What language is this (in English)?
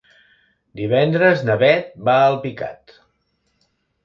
Catalan